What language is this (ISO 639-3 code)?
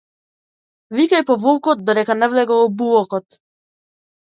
mkd